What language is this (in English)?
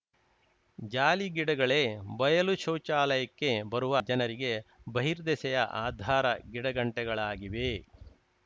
Kannada